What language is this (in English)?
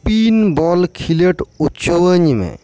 Santali